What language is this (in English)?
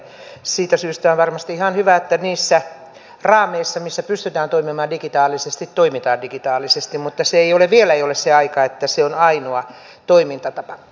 Finnish